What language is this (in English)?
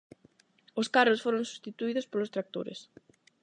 Galician